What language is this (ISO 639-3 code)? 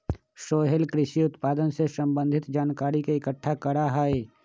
mag